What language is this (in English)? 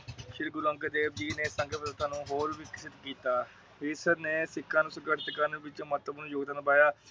Punjabi